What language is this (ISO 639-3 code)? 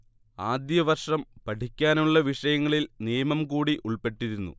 mal